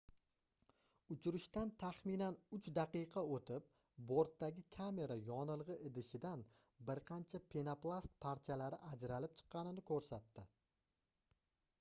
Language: Uzbek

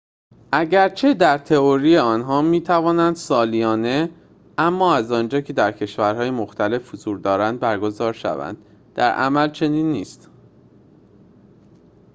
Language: Persian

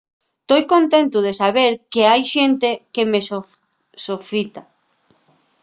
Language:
Asturian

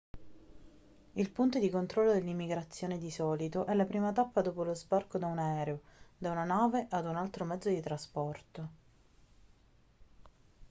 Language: Italian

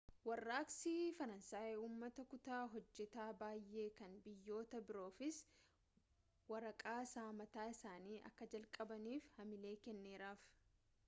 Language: Oromo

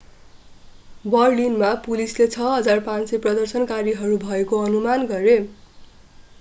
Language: Nepali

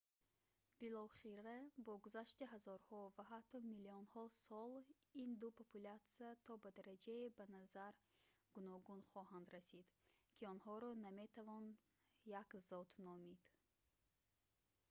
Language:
Tajik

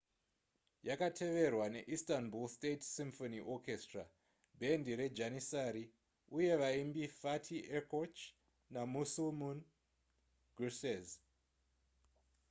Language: Shona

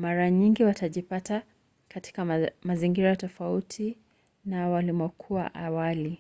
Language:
Swahili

